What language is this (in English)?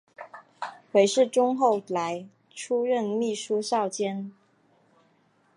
Chinese